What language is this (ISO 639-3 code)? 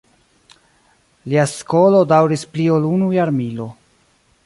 epo